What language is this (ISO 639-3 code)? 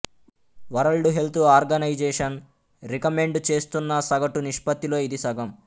tel